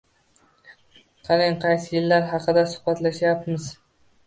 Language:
Uzbek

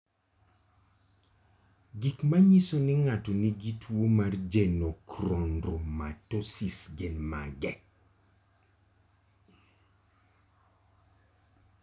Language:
Luo (Kenya and Tanzania)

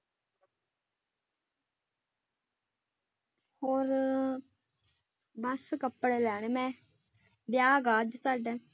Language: Punjabi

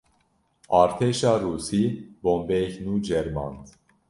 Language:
Kurdish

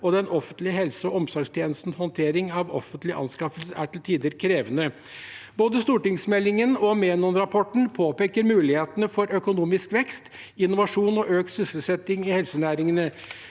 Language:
Norwegian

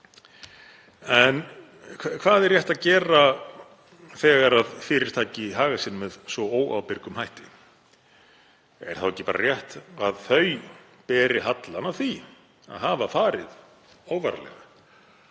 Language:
Icelandic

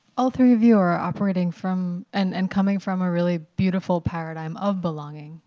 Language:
English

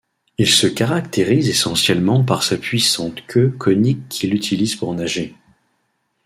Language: French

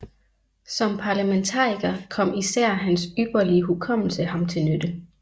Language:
Danish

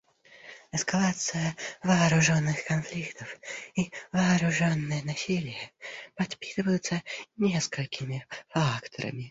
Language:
Russian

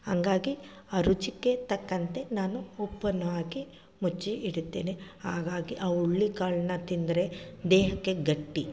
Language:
Kannada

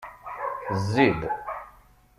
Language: Kabyle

